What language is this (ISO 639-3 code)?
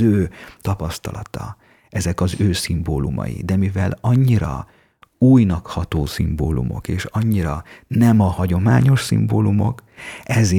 hun